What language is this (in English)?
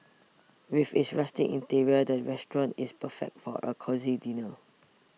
English